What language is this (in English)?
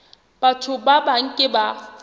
Southern Sotho